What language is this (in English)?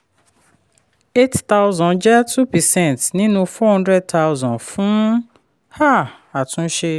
Yoruba